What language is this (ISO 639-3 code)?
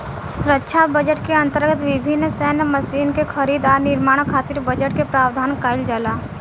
bho